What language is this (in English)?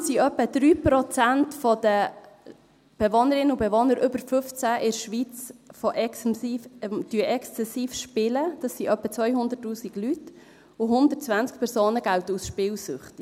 Swiss German